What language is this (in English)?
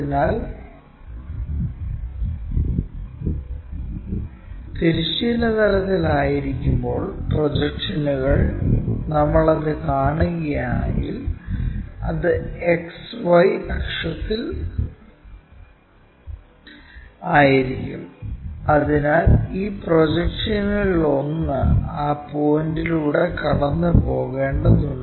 Malayalam